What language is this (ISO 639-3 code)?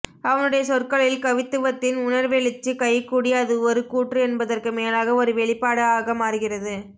tam